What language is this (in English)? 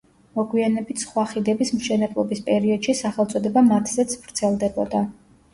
Georgian